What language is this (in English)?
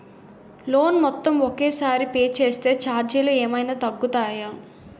Telugu